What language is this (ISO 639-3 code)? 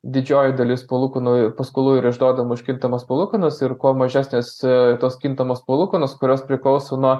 lit